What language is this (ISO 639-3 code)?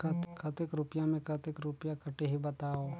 hne